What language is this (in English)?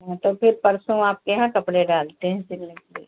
Hindi